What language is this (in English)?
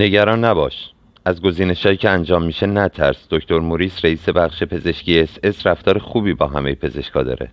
Persian